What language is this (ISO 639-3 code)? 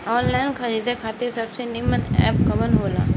bho